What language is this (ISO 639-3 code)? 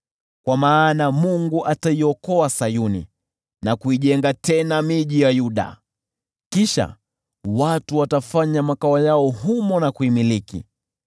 swa